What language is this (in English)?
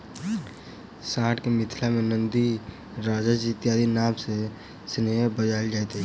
Maithili